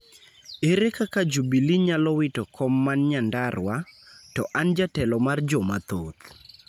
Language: Luo (Kenya and Tanzania)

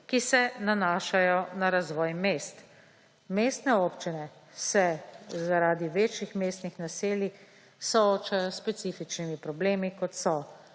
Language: Slovenian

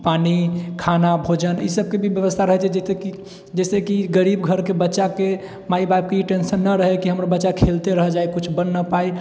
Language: Maithili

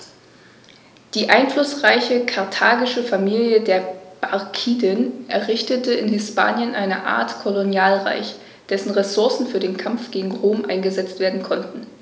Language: German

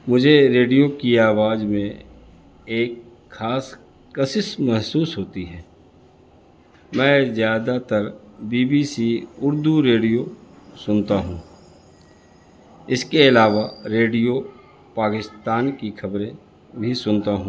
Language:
Urdu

